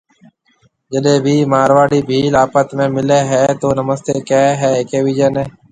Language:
Marwari (Pakistan)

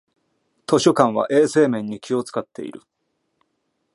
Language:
Japanese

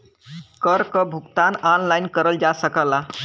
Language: Bhojpuri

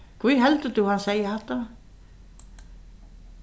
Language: Faroese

